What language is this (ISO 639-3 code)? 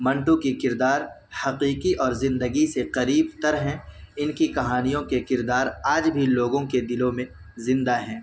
urd